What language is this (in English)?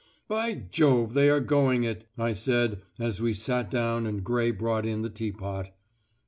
English